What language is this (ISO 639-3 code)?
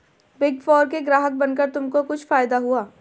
hin